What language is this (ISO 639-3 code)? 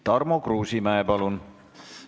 est